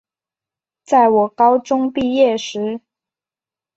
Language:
Chinese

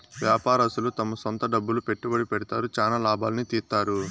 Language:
Telugu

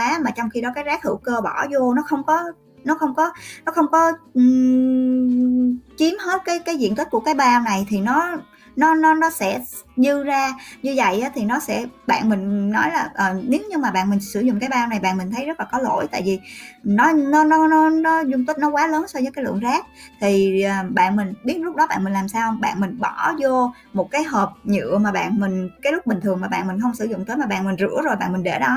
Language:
Vietnamese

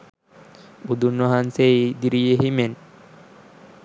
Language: Sinhala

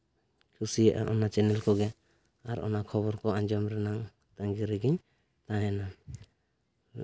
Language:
Santali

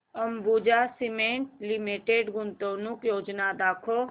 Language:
Marathi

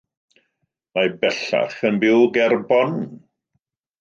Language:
Welsh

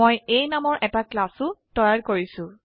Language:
Assamese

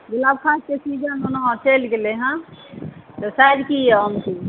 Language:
Maithili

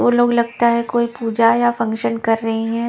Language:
Hindi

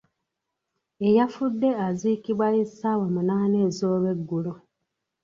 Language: Ganda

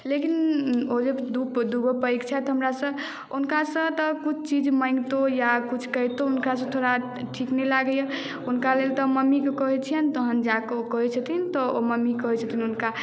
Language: Maithili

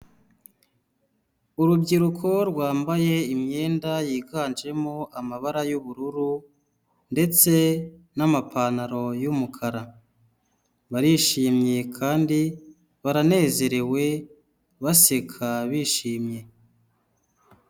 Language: Kinyarwanda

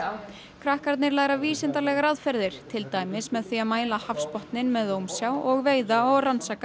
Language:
Icelandic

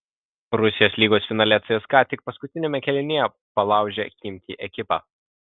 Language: Lithuanian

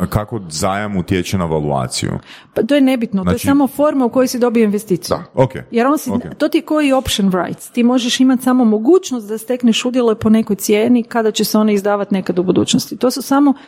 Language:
Croatian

